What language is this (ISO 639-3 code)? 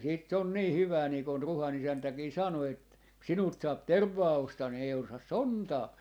fin